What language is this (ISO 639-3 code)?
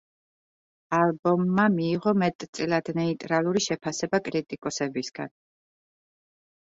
kat